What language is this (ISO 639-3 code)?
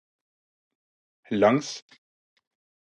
nob